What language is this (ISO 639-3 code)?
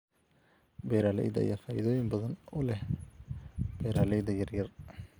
som